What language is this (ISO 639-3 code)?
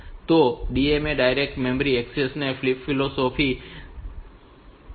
guj